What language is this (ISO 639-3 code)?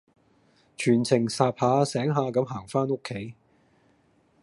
yue